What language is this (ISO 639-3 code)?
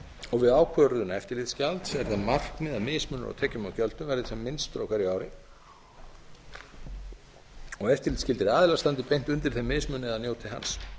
isl